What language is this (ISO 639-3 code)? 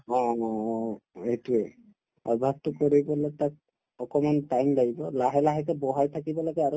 asm